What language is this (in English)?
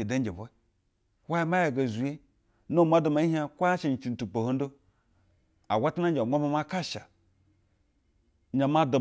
Basa (Nigeria)